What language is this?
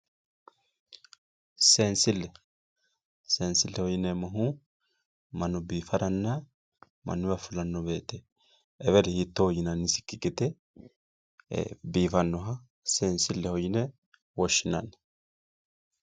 Sidamo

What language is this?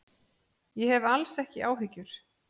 Icelandic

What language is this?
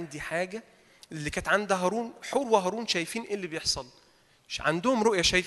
Arabic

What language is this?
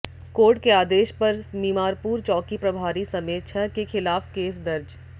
Hindi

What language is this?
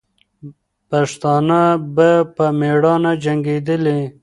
Pashto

